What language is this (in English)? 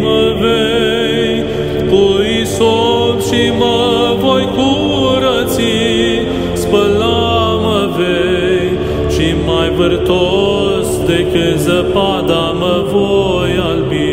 Romanian